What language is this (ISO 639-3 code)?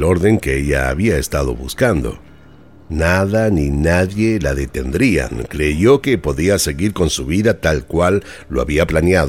spa